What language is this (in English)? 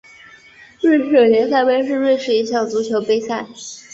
Chinese